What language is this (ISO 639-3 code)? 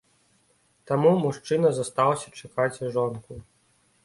bel